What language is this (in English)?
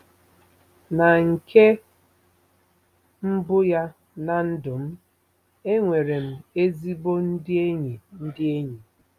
Igbo